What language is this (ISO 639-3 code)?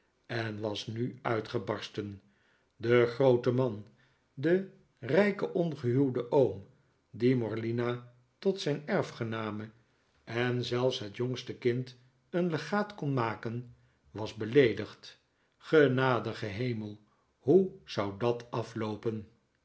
nld